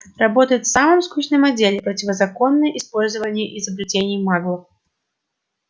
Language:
Russian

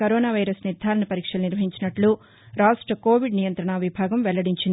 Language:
Telugu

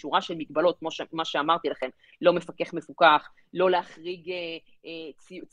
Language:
Hebrew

